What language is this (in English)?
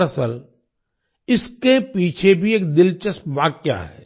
Hindi